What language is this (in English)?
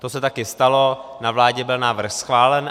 Czech